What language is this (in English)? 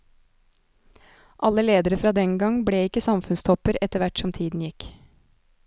Norwegian